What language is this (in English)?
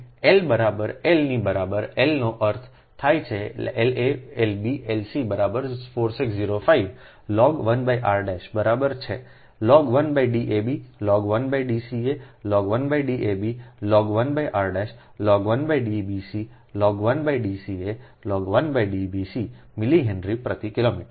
Gujarati